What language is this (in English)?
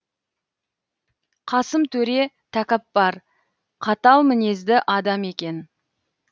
Kazakh